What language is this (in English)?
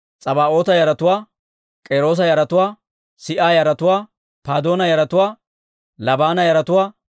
Dawro